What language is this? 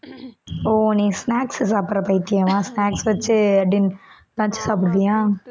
Tamil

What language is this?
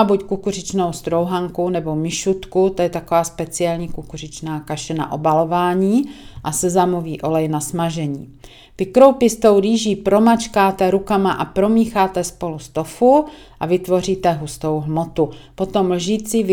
Czech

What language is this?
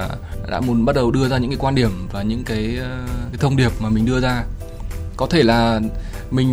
Vietnamese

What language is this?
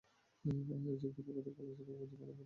Bangla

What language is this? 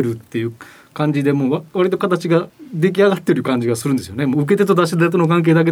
Japanese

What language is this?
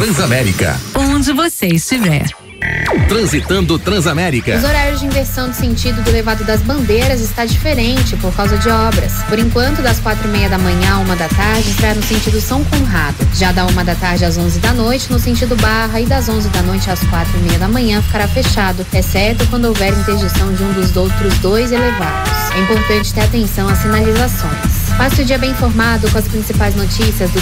Portuguese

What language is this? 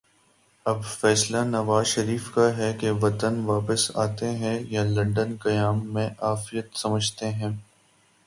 Urdu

